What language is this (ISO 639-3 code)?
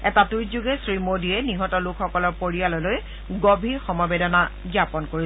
asm